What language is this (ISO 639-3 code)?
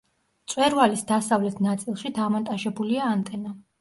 kat